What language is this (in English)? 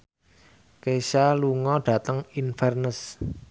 Javanese